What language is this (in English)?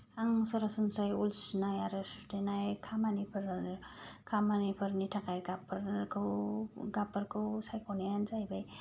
Bodo